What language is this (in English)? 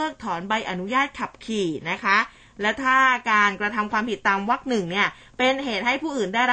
Thai